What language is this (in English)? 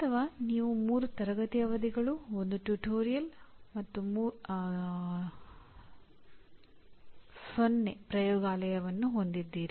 Kannada